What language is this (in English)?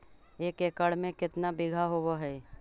Magahi